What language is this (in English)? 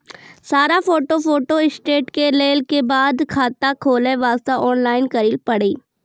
Maithili